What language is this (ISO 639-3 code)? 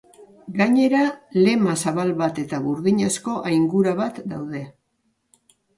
eus